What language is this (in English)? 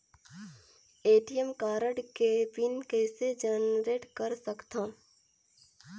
Chhattisgarhi